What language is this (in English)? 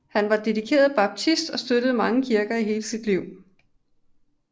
Danish